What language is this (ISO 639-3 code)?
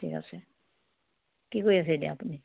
asm